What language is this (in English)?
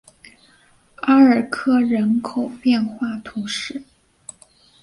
Chinese